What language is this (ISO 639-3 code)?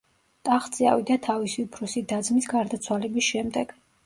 kat